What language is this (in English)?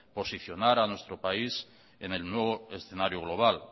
Spanish